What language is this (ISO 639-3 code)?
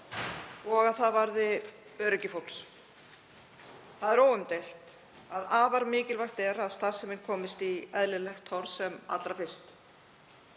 isl